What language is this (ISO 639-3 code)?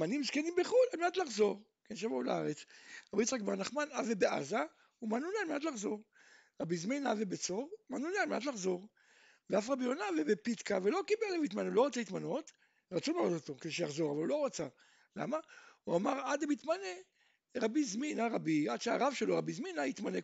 heb